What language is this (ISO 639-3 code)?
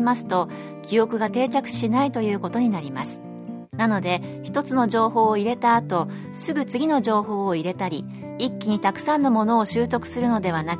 jpn